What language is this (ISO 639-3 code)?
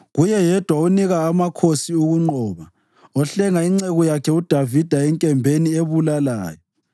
nde